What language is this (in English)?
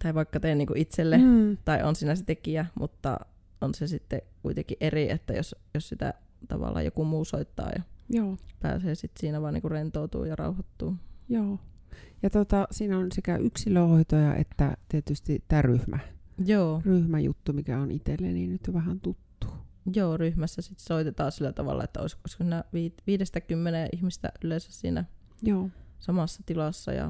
Finnish